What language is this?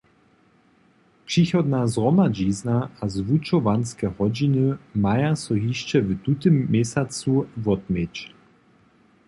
Upper Sorbian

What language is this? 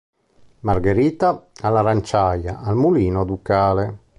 Italian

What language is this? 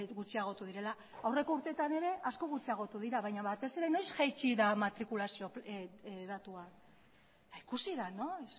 Basque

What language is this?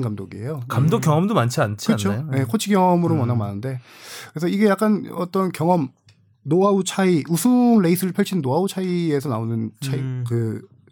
Korean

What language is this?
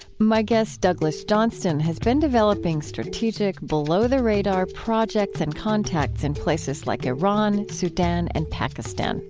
English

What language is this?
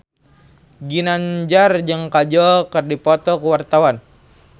Sundanese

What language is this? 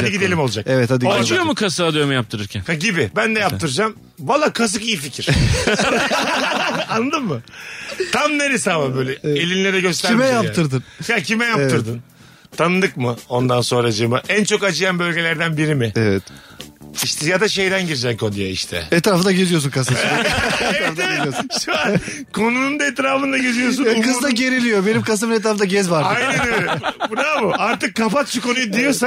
Turkish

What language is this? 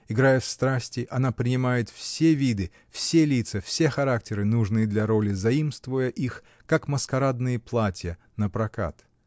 Russian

